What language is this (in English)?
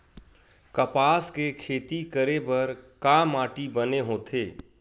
Chhattisgarhi